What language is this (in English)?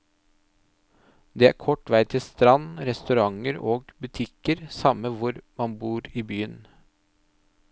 Norwegian